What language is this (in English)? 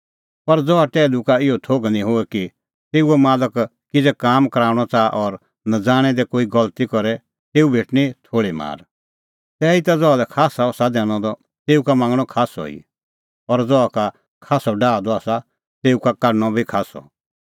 Kullu Pahari